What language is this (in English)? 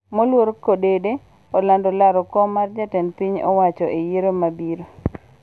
Luo (Kenya and Tanzania)